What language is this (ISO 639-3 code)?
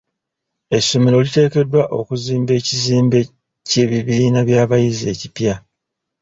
lug